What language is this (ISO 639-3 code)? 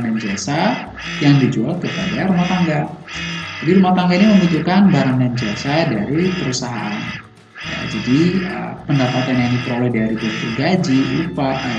ind